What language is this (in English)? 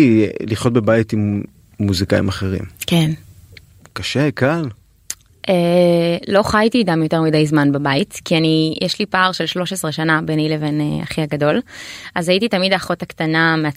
Hebrew